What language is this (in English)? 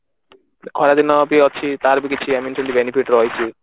Odia